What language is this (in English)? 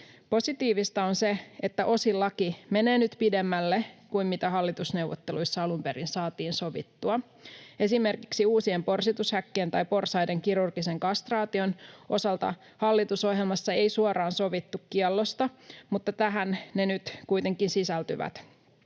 Finnish